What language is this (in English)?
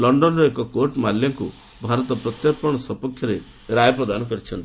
Odia